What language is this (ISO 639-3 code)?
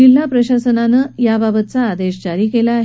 mar